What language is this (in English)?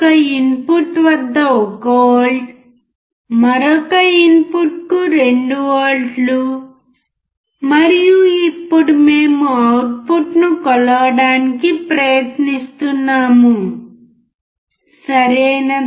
Telugu